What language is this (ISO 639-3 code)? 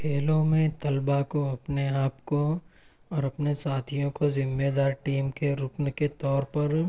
urd